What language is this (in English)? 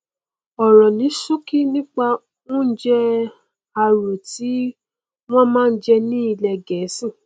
Yoruba